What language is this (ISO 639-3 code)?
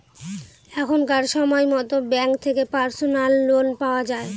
ben